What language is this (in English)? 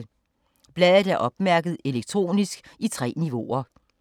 Danish